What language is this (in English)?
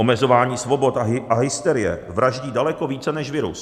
Czech